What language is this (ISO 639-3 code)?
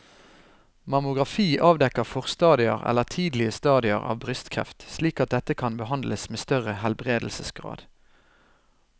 nor